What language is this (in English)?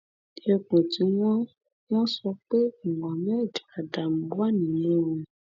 Yoruba